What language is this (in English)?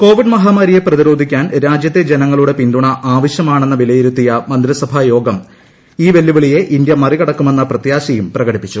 Malayalam